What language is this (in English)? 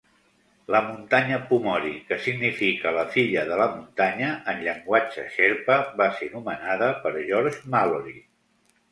Catalan